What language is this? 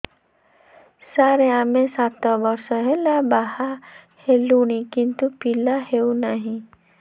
Odia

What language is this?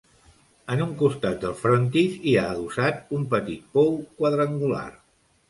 Catalan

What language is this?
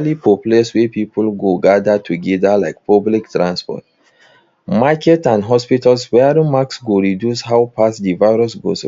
Nigerian Pidgin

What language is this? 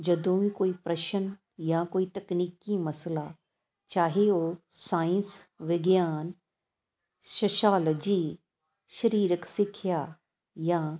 Punjabi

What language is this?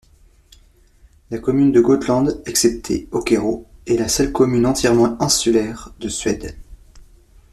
French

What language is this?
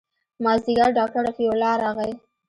Pashto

